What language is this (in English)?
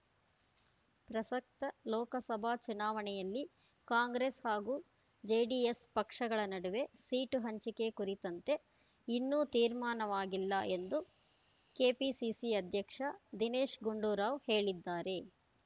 Kannada